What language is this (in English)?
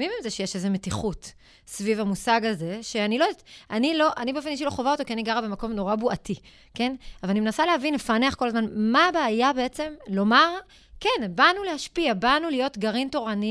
Hebrew